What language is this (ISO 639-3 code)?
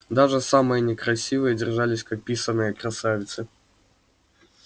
rus